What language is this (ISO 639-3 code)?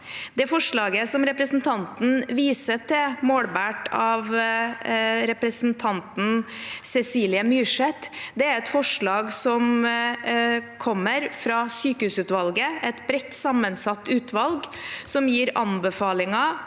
nor